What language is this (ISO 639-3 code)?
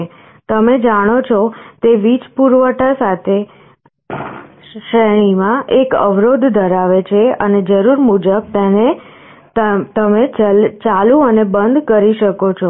guj